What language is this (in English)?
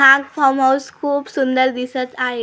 Marathi